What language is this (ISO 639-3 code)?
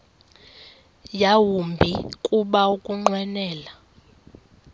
xho